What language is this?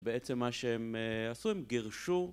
Hebrew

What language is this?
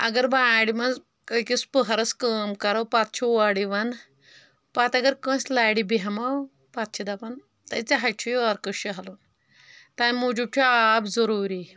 Kashmiri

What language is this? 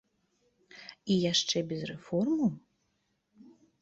Belarusian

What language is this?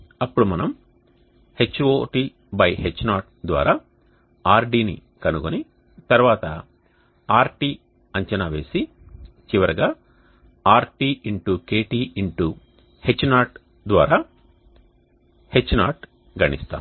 Telugu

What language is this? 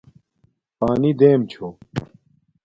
Domaaki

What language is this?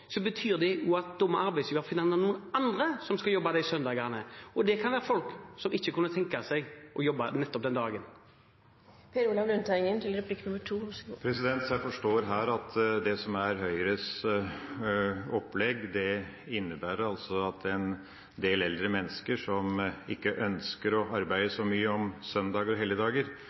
Norwegian Bokmål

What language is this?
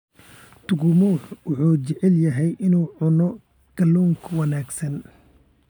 Somali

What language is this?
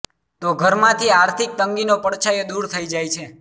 Gujarati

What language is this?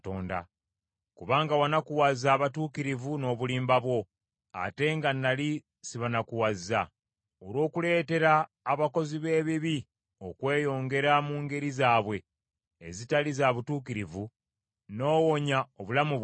Ganda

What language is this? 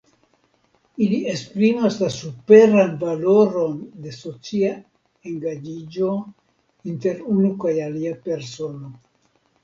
Esperanto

